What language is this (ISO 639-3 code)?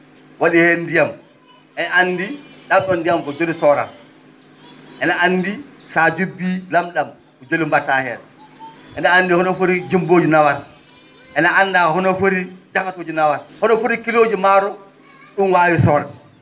ful